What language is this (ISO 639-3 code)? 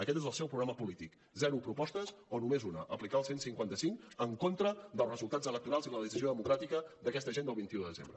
cat